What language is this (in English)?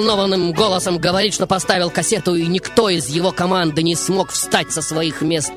Russian